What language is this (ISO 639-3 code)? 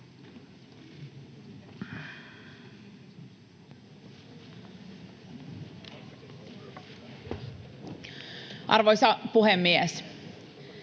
fin